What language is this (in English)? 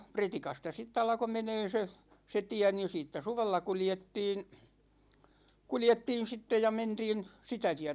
Finnish